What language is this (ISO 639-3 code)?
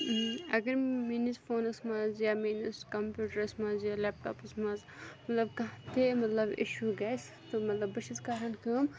kas